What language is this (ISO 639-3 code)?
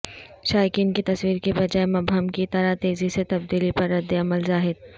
urd